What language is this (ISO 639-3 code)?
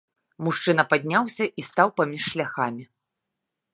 bel